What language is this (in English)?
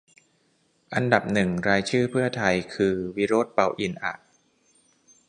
Thai